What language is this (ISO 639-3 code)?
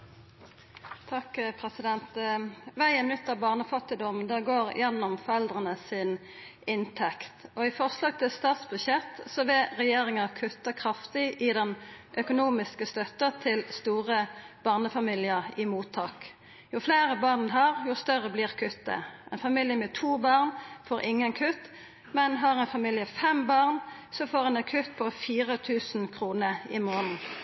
nno